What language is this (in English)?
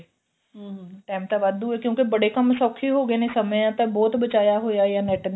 Punjabi